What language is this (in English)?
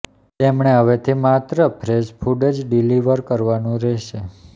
Gujarati